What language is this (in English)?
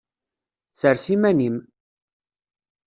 Kabyle